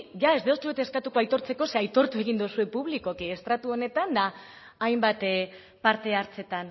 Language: Basque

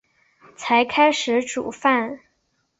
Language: Chinese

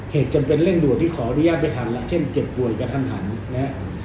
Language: Thai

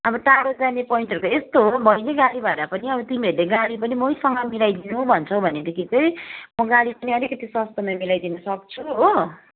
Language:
Nepali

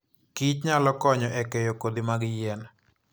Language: Luo (Kenya and Tanzania)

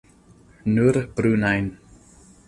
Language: Esperanto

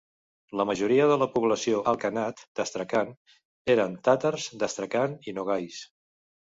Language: Catalan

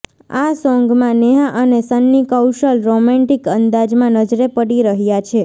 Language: Gujarati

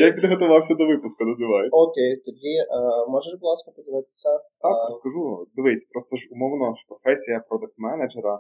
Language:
Ukrainian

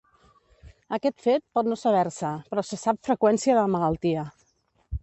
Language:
Catalan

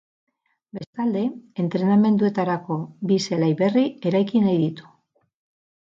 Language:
Basque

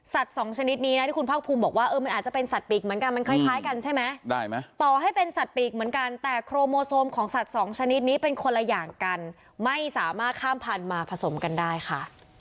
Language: Thai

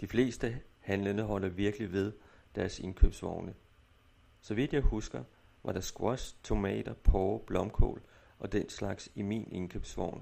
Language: Danish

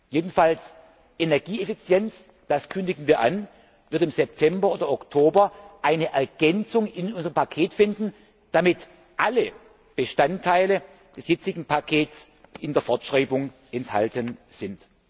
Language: German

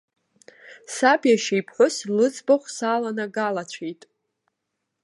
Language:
Abkhazian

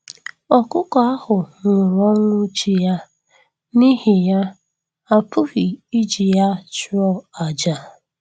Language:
Igbo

